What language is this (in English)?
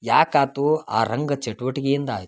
Kannada